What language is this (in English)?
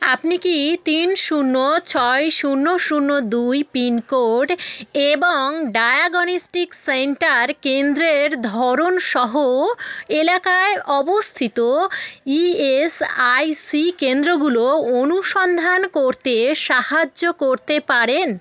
Bangla